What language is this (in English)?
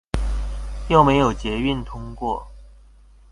Chinese